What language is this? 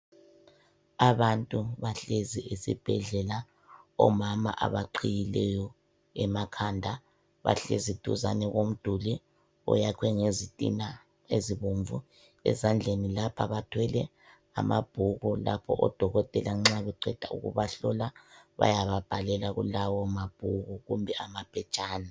North Ndebele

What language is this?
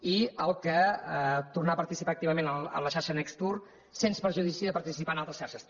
Catalan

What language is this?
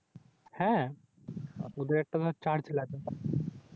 Bangla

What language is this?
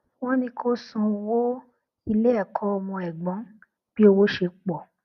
Yoruba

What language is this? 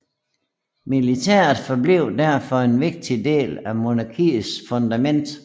Danish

